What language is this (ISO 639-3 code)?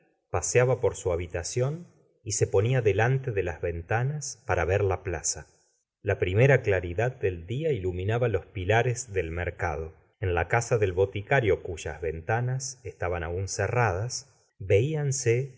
spa